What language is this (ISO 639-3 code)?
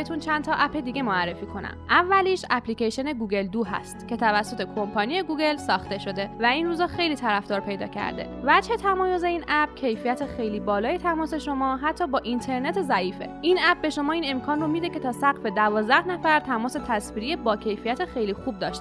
fas